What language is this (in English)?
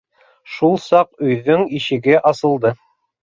Bashkir